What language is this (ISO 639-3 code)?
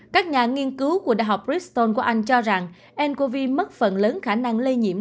vie